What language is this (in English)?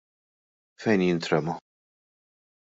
Maltese